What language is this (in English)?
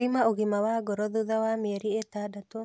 Kikuyu